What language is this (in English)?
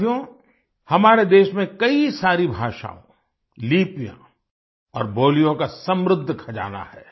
Hindi